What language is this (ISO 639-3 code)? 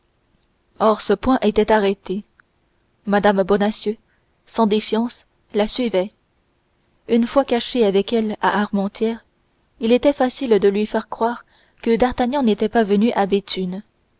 fra